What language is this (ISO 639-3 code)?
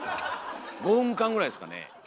jpn